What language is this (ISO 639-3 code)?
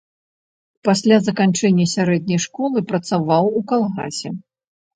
bel